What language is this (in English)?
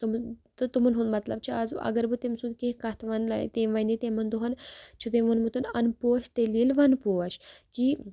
Kashmiri